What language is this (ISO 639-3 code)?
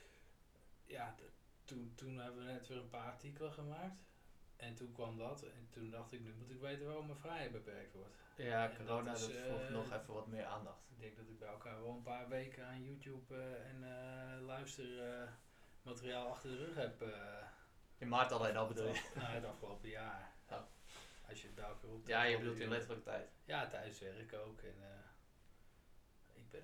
nld